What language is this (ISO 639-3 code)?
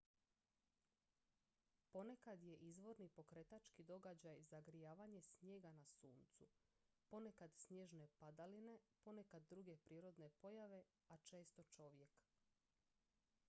hrv